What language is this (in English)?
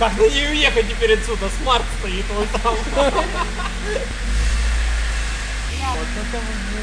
Russian